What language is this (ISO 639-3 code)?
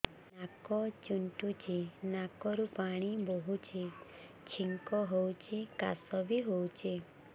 ori